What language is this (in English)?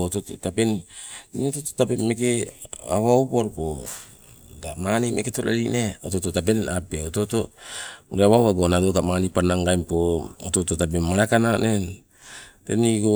Sibe